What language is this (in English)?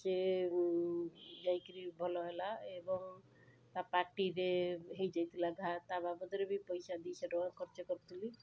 Odia